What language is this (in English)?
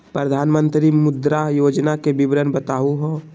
Magahi